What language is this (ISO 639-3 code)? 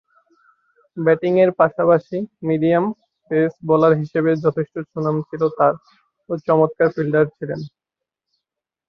ben